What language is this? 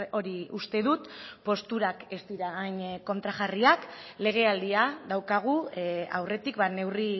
Basque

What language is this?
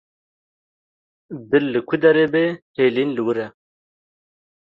Kurdish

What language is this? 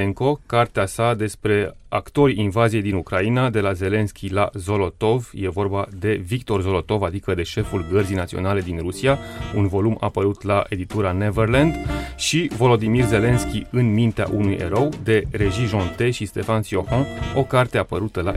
Romanian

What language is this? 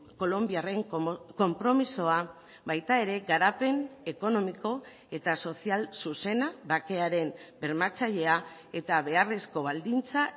Basque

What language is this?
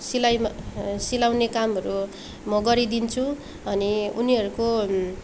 Nepali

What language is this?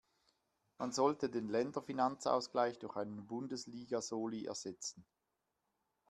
German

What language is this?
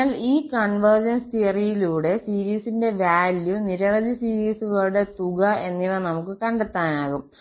Malayalam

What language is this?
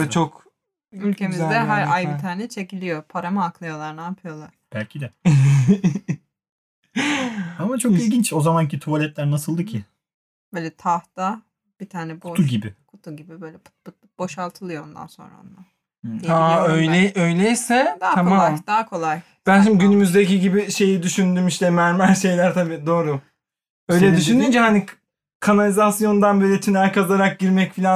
Turkish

